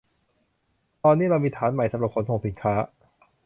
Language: Thai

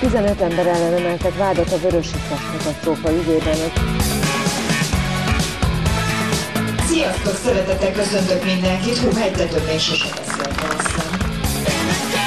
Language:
Hungarian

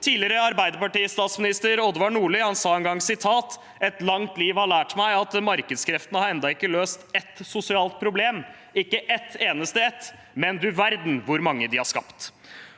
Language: Norwegian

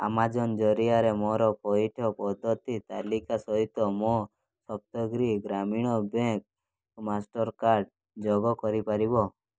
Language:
Odia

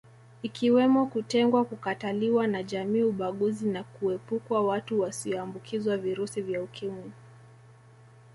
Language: Swahili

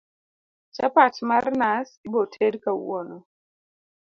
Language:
Luo (Kenya and Tanzania)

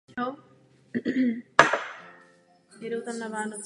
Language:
Czech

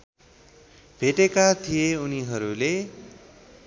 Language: Nepali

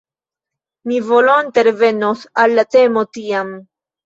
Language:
Esperanto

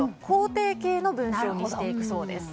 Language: Japanese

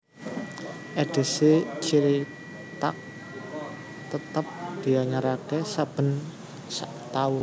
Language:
Javanese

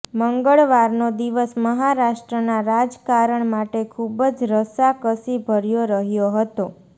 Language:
Gujarati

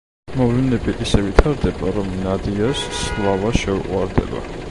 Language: Georgian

